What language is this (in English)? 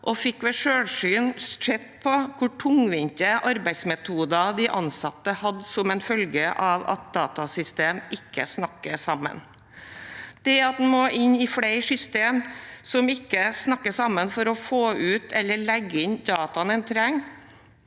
Norwegian